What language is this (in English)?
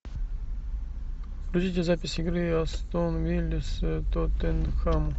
Russian